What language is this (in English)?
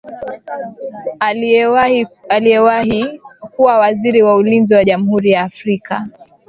Swahili